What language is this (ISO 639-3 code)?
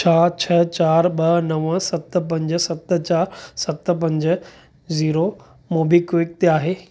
snd